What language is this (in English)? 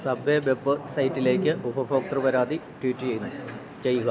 Malayalam